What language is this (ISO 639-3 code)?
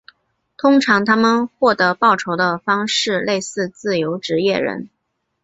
zho